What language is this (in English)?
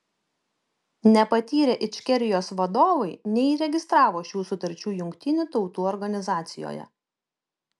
Lithuanian